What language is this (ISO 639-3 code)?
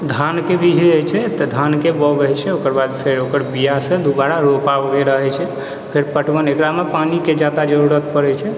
mai